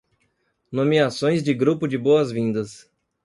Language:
Portuguese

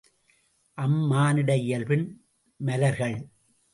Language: Tamil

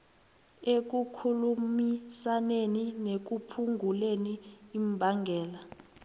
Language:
South Ndebele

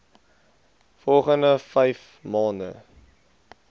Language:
Afrikaans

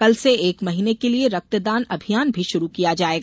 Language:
Hindi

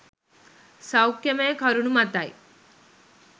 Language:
Sinhala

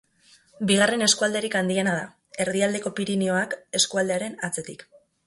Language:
Basque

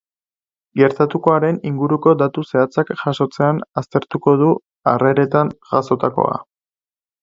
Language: Basque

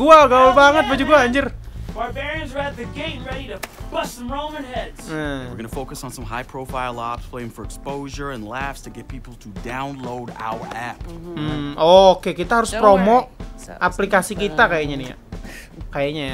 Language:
Indonesian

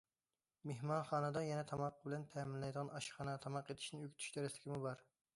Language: Uyghur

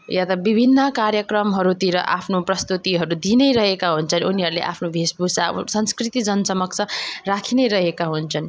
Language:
Nepali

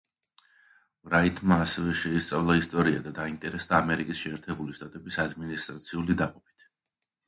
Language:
Georgian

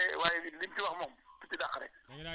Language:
Wolof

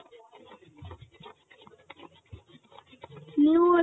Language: Kannada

